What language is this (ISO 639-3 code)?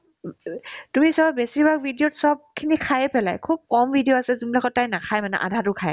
asm